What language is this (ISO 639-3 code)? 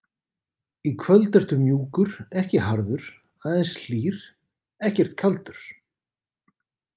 isl